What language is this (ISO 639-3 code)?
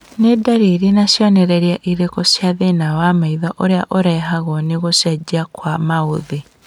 kik